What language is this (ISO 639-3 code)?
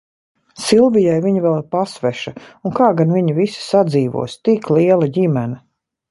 lav